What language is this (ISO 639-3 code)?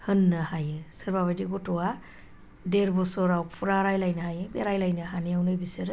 brx